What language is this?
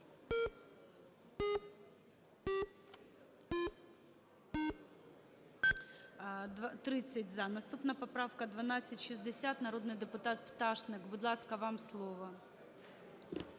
Ukrainian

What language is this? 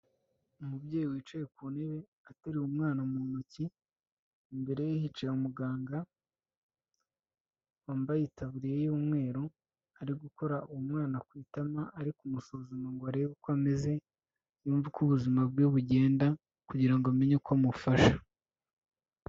Kinyarwanda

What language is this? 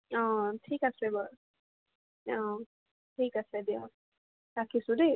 Assamese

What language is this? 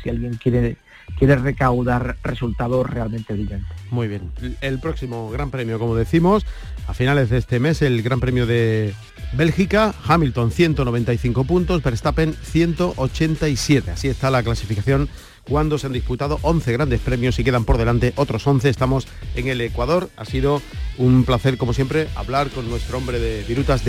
Spanish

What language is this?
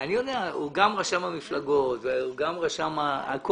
Hebrew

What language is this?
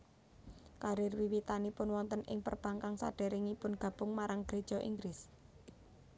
Javanese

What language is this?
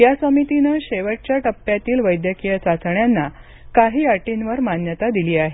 Marathi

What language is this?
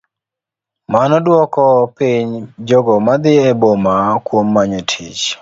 Luo (Kenya and Tanzania)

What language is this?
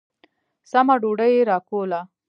Pashto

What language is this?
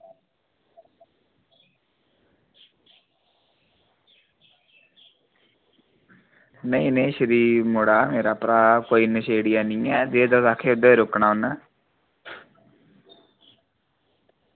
Dogri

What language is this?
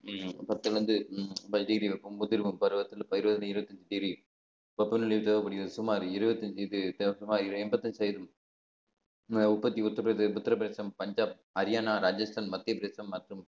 Tamil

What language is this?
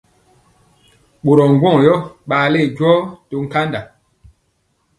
Mpiemo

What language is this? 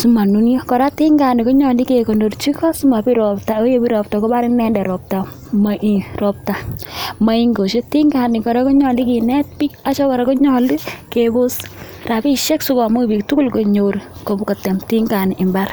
Kalenjin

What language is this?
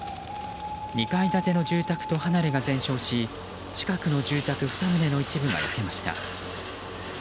Japanese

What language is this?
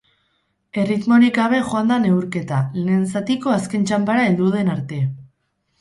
Basque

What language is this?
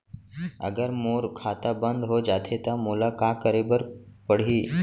Chhattisgarhi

